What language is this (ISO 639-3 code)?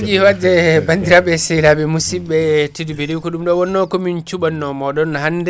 ful